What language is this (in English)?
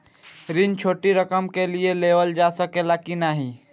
Bhojpuri